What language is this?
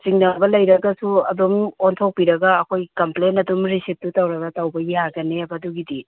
Manipuri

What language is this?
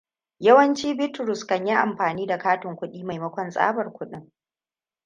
Hausa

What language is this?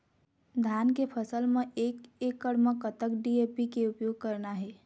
Chhattisgarhi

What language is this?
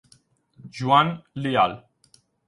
Italian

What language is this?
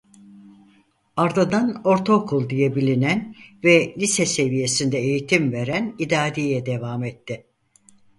Turkish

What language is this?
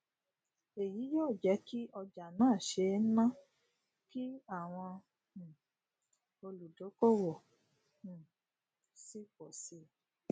Yoruba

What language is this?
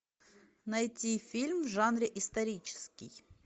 Russian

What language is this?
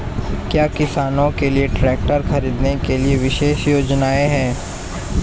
Hindi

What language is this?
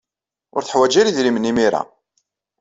Kabyle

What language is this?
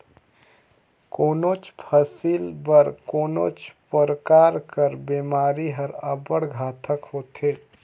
Chhattisgarhi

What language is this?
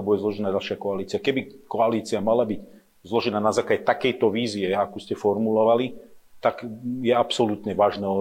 Slovak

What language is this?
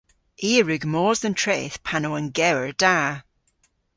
Cornish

